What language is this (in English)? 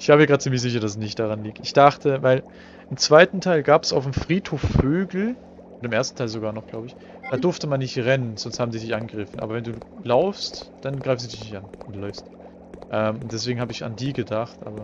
German